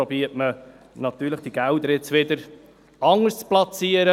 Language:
Swiss German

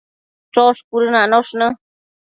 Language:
Matsés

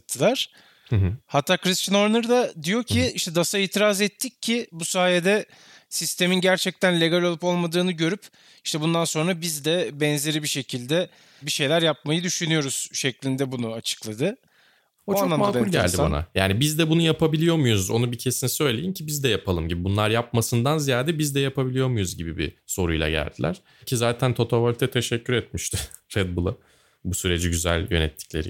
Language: Turkish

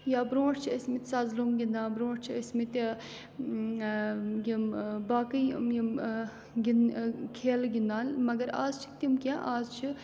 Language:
Kashmiri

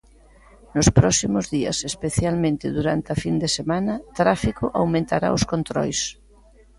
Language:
Galician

